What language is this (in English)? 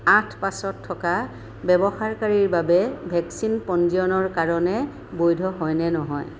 Assamese